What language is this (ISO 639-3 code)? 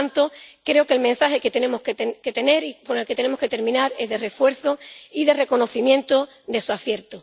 spa